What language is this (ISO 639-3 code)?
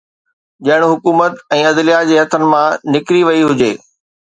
snd